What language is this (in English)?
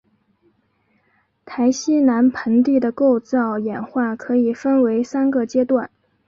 Chinese